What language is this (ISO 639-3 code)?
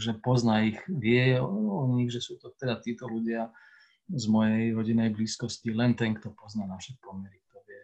slk